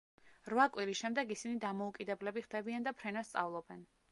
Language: Georgian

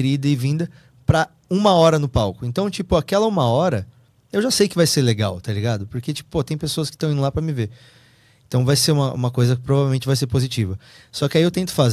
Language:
Portuguese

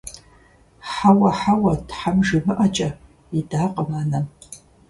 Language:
Kabardian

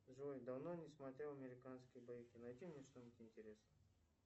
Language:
Russian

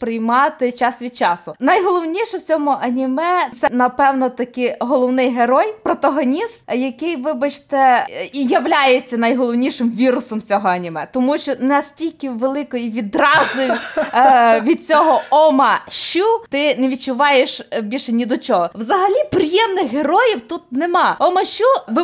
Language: Ukrainian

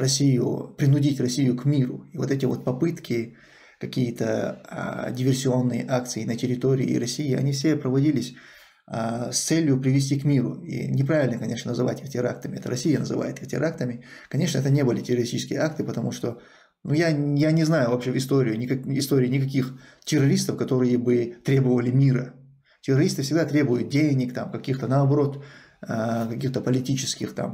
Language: Russian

